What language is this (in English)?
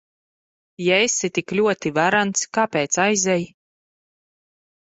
Latvian